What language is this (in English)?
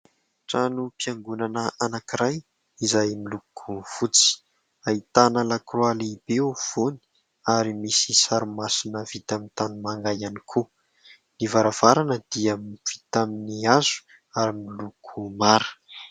Malagasy